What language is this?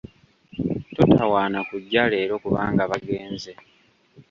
Ganda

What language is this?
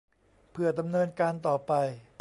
Thai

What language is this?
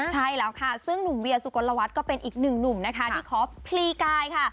Thai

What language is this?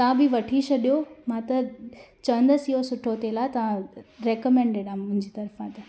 Sindhi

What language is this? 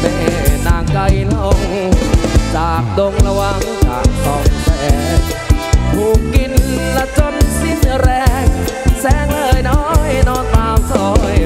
Thai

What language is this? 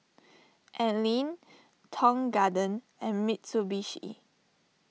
English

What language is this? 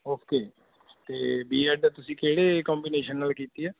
Punjabi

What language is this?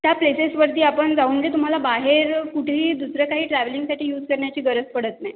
Marathi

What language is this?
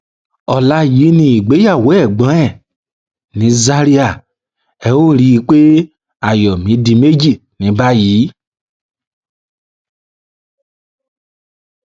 Yoruba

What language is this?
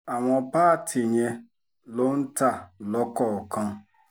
Yoruba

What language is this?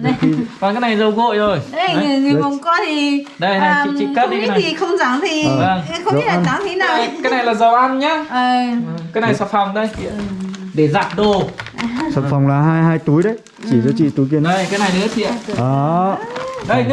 Vietnamese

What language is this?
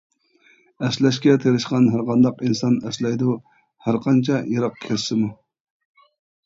Uyghur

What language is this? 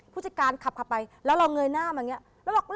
Thai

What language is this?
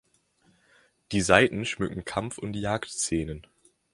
German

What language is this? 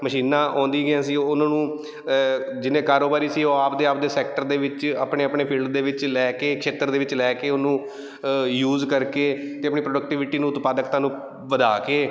Punjabi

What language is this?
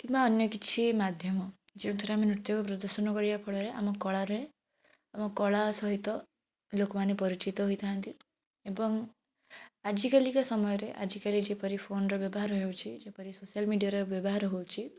Odia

